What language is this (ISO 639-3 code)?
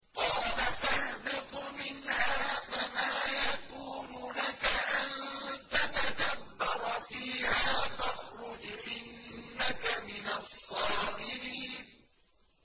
ara